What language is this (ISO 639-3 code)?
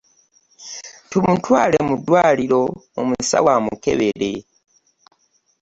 lug